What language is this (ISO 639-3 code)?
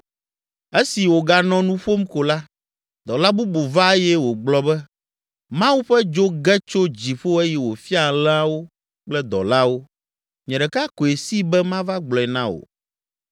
ewe